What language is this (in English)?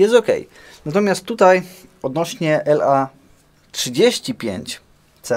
Polish